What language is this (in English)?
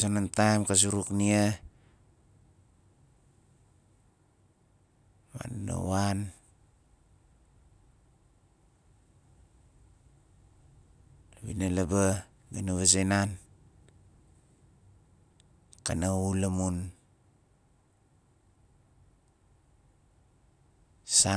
Nalik